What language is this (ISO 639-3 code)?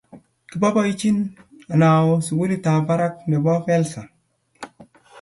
kln